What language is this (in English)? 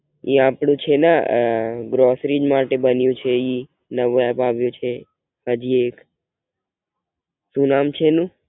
Gujarati